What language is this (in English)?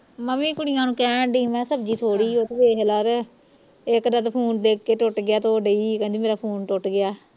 Punjabi